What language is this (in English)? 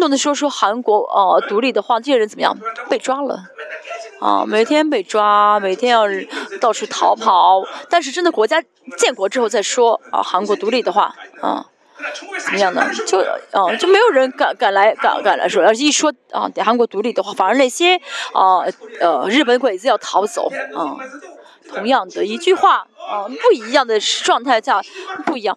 Chinese